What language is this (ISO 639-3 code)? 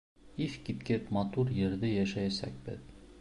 bak